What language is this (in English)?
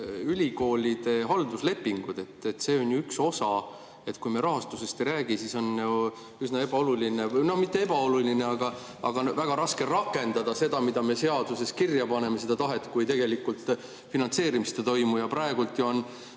Estonian